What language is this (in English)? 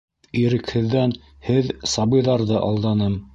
Bashkir